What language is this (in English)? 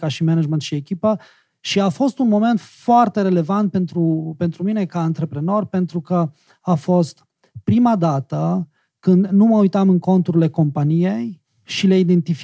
Romanian